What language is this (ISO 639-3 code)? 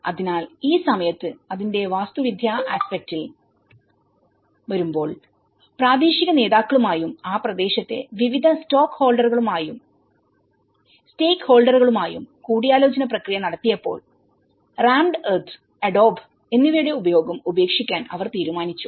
mal